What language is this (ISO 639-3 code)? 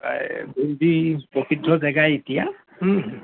asm